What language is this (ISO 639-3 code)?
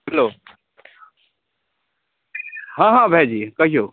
mai